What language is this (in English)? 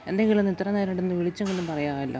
Malayalam